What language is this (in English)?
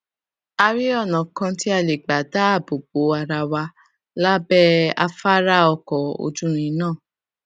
Yoruba